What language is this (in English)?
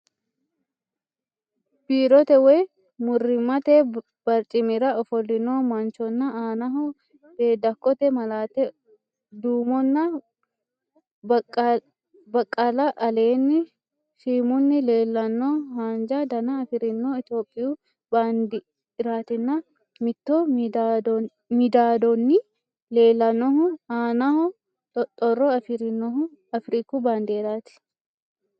Sidamo